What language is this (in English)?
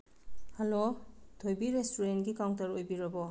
Manipuri